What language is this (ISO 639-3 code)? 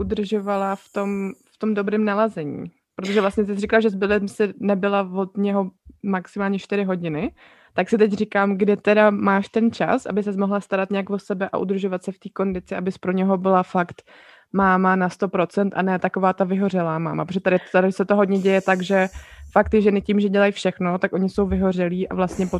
ces